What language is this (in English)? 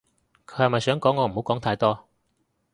Cantonese